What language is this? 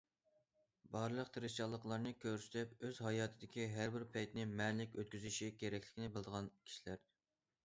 Uyghur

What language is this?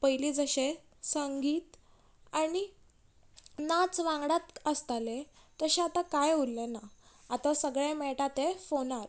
Konkani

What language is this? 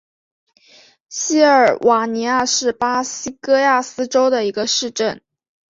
Chinese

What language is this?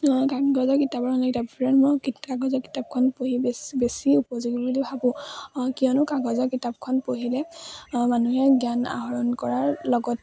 Assamese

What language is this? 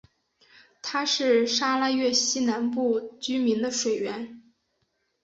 Chinese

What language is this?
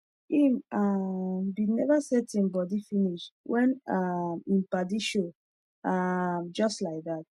Nigerian Pidgin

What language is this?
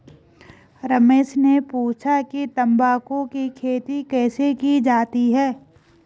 Hindi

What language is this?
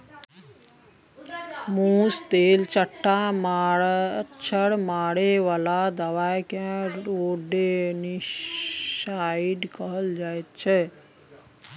Maithili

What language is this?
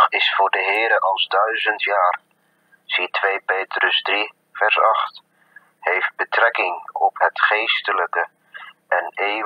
Dutch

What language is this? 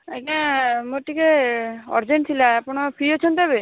Odia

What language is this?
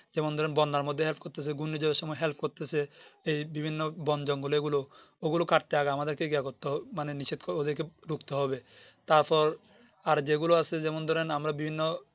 Bangla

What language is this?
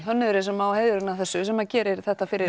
Icelandic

